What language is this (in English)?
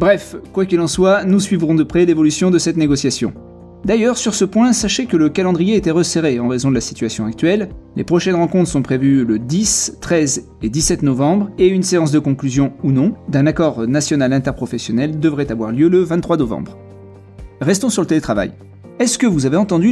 French